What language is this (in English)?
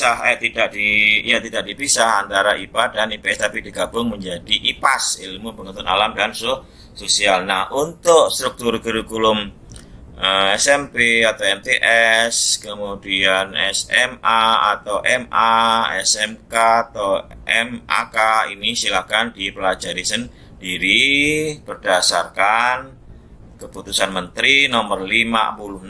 Indonesian